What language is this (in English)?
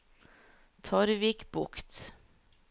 Norwegian